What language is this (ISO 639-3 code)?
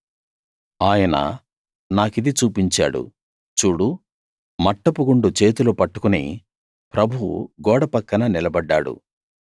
tel